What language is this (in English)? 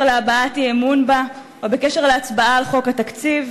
Hebrew